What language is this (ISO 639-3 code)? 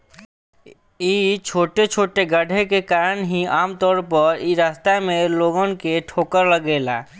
bho